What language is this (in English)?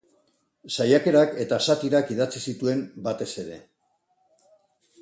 Basque